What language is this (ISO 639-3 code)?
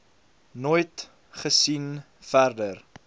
afr